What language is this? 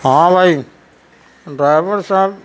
Urdu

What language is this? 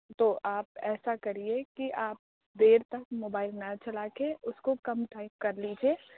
Urdu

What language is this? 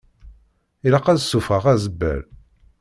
Kabyle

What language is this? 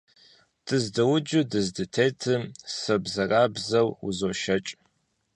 Kabardian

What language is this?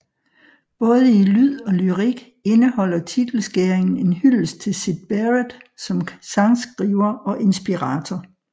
Danish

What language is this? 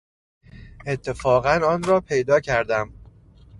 Persian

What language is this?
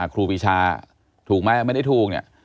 Thai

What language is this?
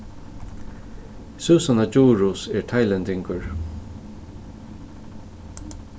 Faroese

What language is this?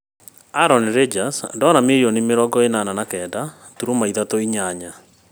Kikuyu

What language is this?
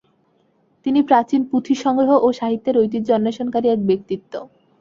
Bangla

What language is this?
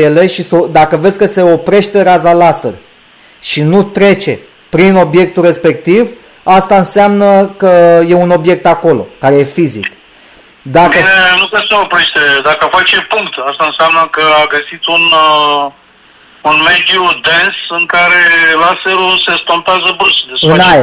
Romanian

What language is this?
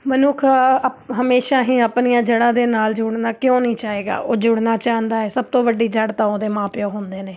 Punjabi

